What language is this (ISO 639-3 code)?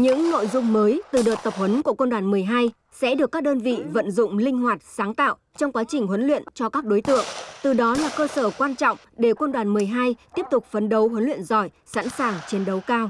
vie